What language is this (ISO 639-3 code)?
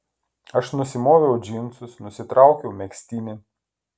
lit